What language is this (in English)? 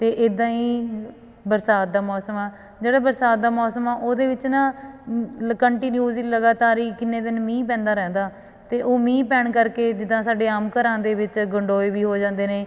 Punjabi